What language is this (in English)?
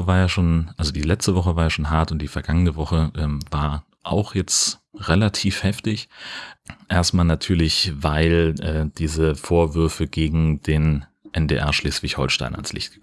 German